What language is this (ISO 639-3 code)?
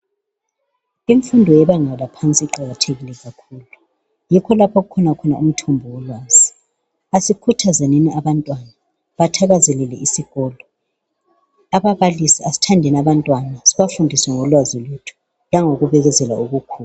nde